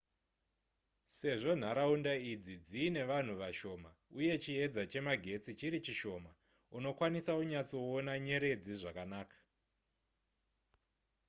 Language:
Shona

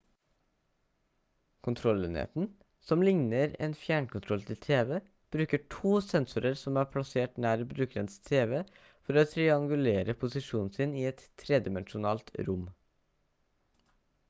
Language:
Norwegian Bokmål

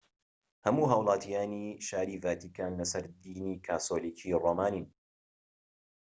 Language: Central Kurdish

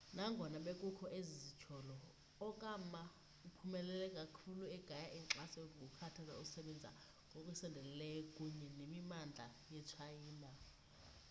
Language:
Xhosa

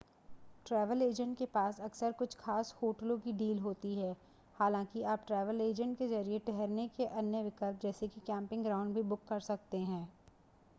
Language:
Hindi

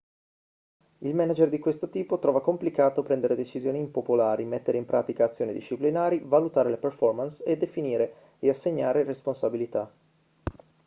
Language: Italian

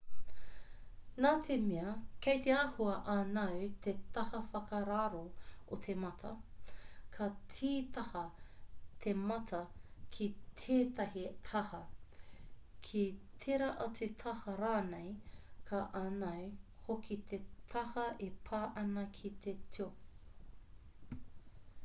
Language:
Māori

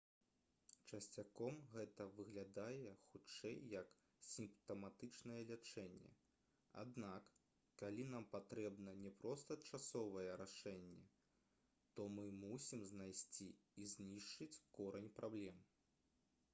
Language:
Belarusian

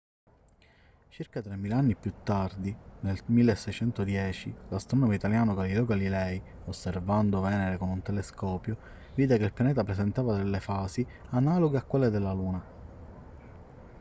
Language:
Italian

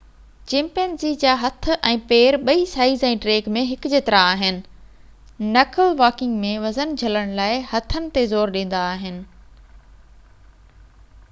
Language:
Sindhi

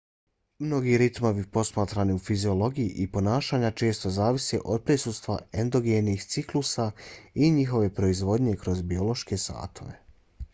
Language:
Bosnian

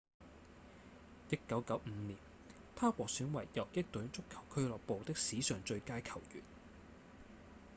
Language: Cantonese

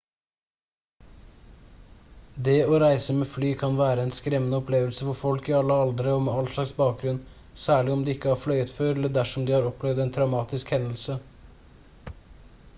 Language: Norwegian Bokmål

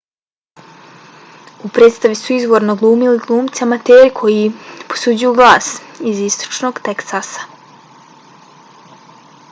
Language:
Bosnian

